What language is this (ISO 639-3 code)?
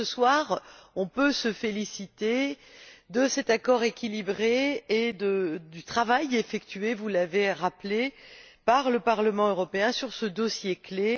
fra